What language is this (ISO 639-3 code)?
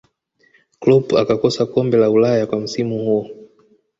swa